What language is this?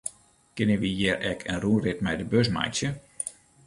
Western Frisian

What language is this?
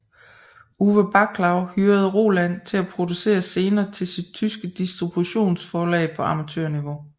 Danish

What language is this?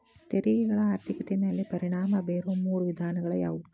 Kannada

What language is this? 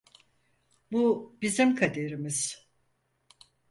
Turkish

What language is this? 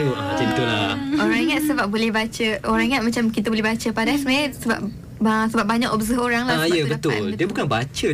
Malay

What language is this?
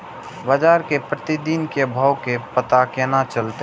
Maithili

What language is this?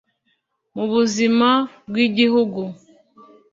Kinyarwanda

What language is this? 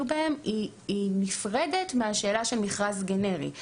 Hebrew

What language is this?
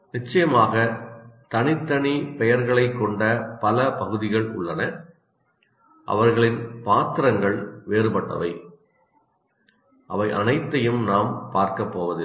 Tamil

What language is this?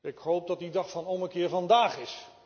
Dutch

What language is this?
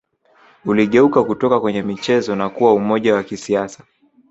Swahili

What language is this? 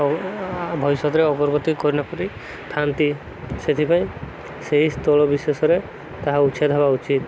Odia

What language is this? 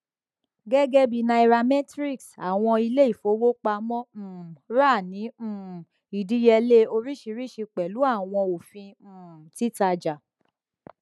Yoruba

